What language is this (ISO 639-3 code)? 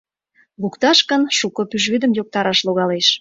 chm